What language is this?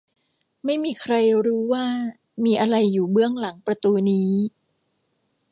Thai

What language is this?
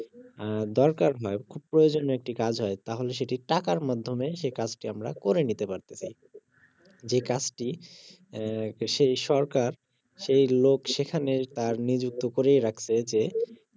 Bangla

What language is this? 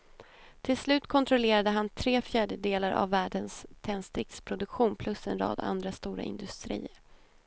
Swedish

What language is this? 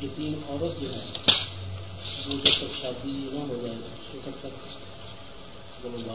Urdu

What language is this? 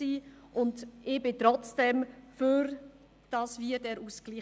Swiss German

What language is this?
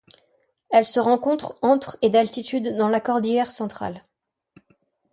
French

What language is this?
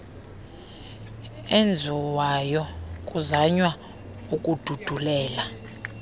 Xhosa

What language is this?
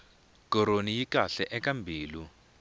Tsonga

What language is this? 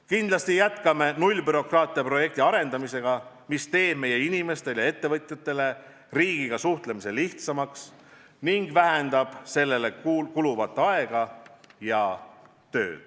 Estonian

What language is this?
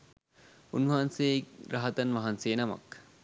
Sinhala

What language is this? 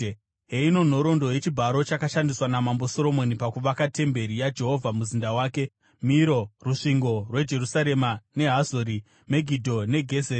Shona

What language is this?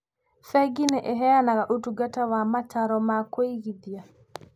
Kikuyu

